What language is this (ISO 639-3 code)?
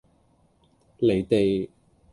yue